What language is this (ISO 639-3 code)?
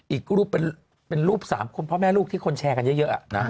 tha